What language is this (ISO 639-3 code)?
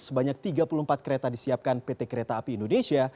ind